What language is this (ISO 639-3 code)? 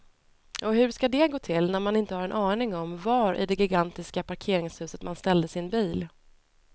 swe